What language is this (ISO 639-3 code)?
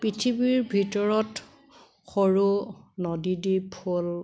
asm